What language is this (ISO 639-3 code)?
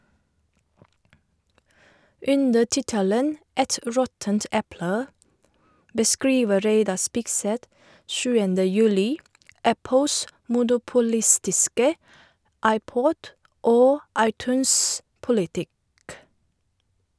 nor